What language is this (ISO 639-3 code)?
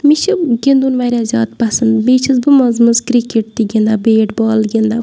kas